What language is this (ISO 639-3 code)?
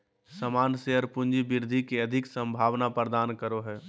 mag